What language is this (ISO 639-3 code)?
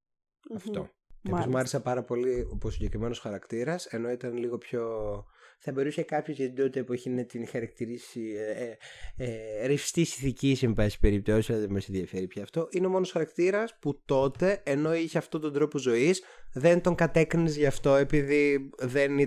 ell